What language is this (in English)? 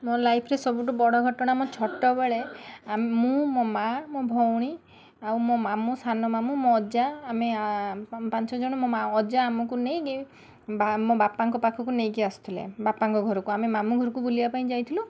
Odia